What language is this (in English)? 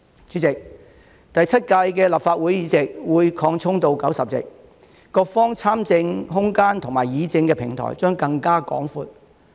Cantonese